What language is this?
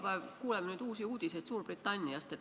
Estonian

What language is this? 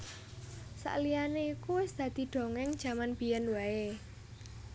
Javanese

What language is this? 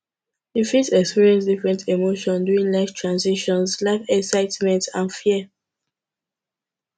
Nigerian Pidgin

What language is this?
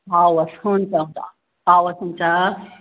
Nepali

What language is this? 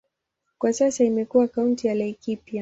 Swahili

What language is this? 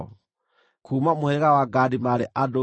Kikuyu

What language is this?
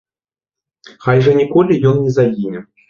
Belarusian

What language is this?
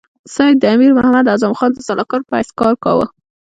Pashto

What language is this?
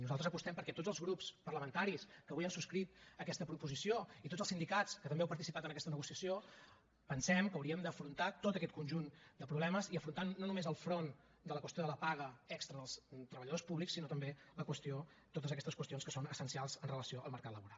Catalan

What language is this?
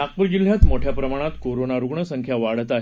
Marathi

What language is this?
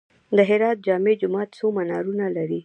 Pashto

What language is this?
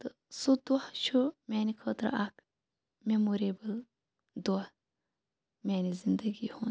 Kashmiri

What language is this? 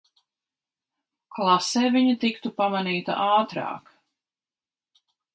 Latvian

